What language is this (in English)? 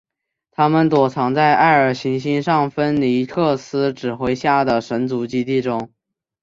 Chinese